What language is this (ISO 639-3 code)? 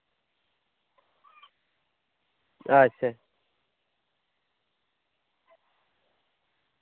sat